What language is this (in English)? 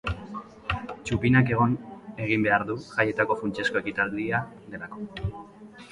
Basque